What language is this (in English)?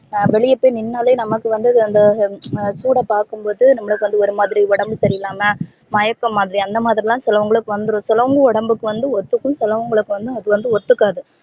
Tamil